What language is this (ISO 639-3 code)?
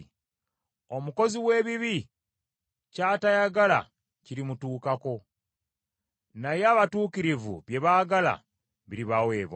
lug